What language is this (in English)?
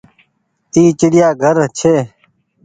Goaria